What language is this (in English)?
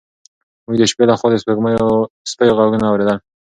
Pashto